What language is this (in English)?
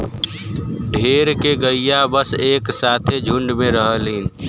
Bhojpuri